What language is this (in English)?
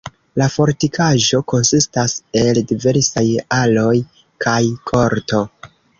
Esperanto